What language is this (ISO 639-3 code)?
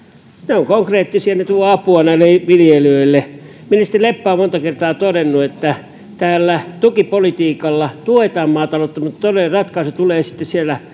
fin